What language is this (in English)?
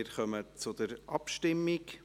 Swiss German